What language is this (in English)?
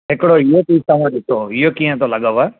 Sindhi